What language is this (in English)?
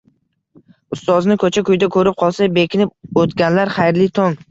Uzbek